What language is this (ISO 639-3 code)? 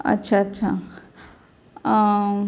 mar